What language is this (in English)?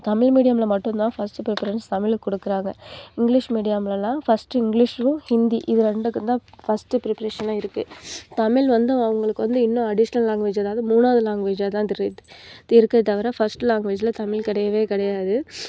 Tamil